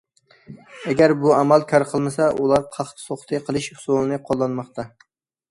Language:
Uyghur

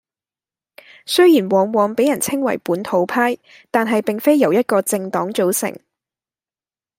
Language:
Cantonese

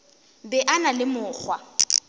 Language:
Northern Sotho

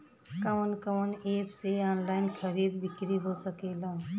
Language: Bhojpuri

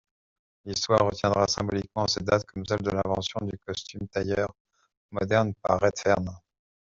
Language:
French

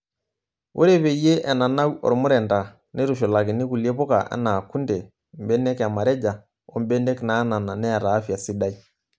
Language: Masai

